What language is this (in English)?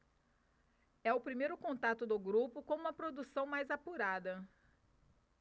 Portuguese